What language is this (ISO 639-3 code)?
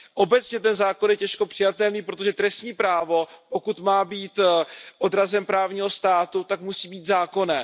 ces